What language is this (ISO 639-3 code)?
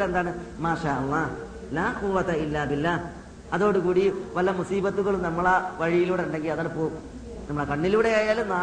mal